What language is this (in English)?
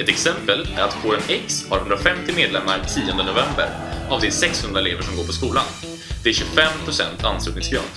Swedish